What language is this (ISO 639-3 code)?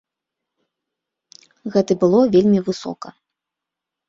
bel